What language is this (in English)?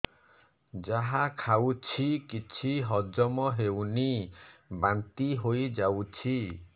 Odia